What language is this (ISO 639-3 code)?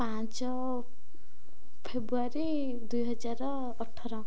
ori